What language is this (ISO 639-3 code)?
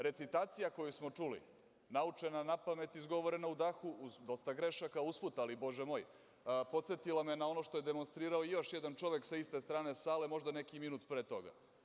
srp